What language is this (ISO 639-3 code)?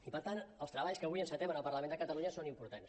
cat